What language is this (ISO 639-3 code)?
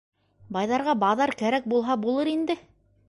bak